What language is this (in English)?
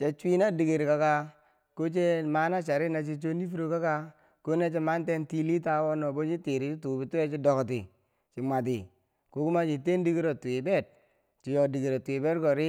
Bangwinji